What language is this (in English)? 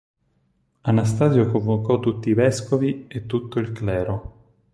Italian